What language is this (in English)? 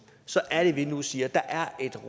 Danish